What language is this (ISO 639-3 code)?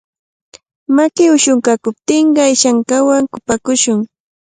qvl